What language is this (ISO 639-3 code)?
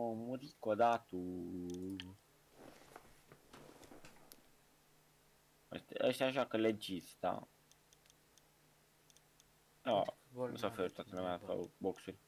ron